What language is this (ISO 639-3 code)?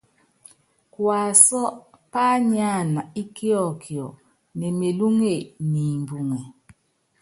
yav